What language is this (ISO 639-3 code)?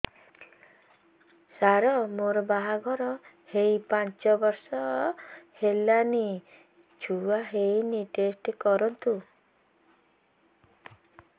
ori